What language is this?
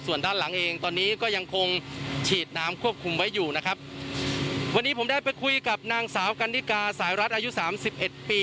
Thai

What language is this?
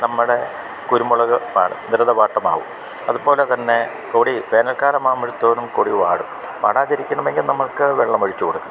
Malayalam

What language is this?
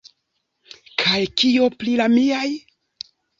Esperanto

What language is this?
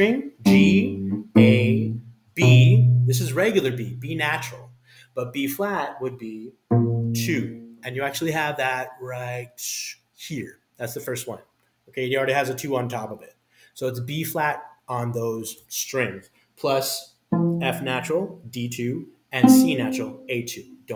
English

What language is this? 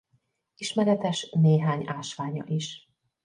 Hungarian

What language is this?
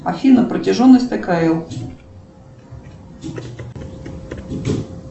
Russian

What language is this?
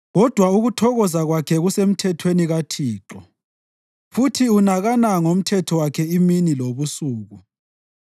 North Ndebele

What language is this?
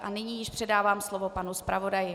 Czech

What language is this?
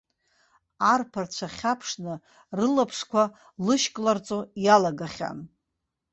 Abkhazian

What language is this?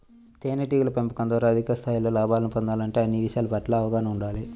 Telugu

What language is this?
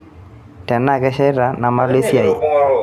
Masai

